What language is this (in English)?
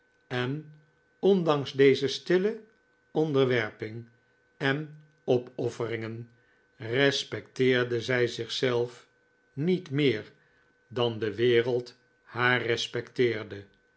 Dutch